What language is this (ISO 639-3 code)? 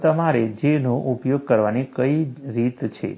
guj